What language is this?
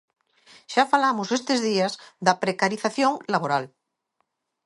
Galician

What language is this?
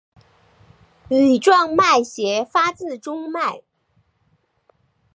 Chinese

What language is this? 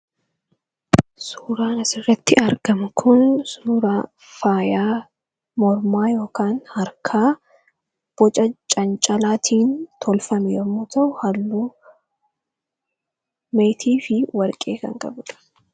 Oromo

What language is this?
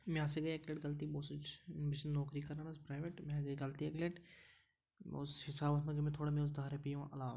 Kashmiri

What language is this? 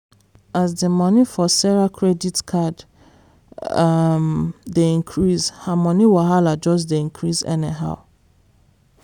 Nigerian Pidgin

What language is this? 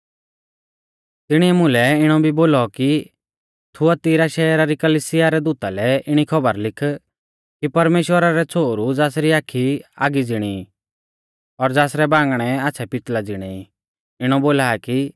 Mahasu Pahari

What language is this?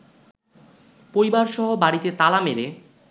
Bangla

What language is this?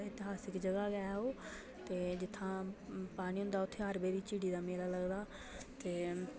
Dogri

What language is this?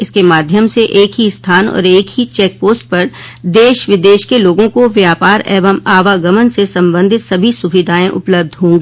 Hindi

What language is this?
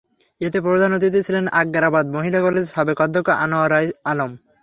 Bangla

